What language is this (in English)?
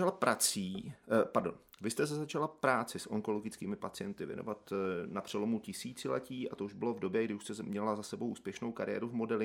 Czech